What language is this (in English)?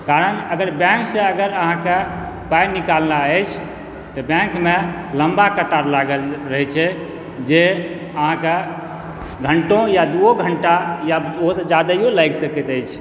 Maithili